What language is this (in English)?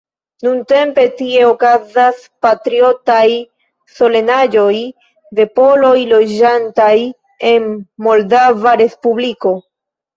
Esperanto